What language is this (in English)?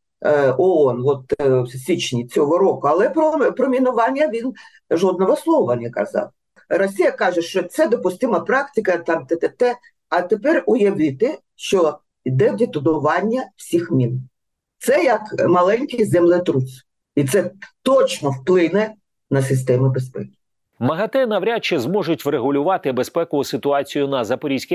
Ukrainian